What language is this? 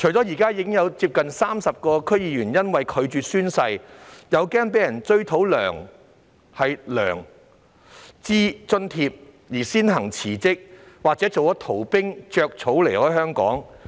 Cantonese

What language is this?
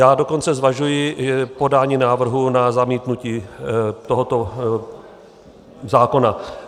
Czech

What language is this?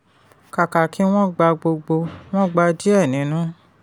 Yoruba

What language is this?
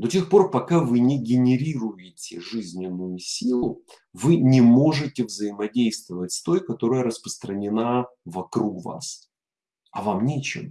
Russian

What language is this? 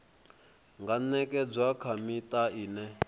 Venda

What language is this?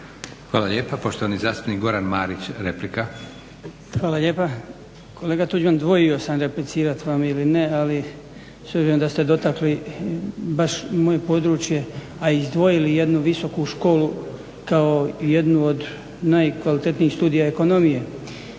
Croatian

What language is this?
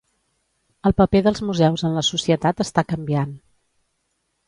Catalan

